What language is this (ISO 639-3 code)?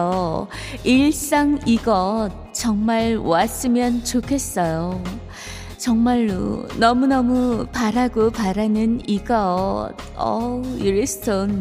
kor